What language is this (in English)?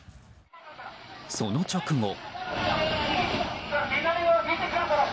Japanese